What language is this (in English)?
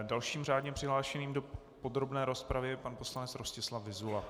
Czech